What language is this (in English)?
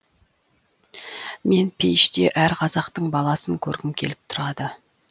Kazakh